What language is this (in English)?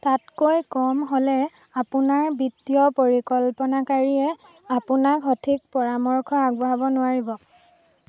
Assamese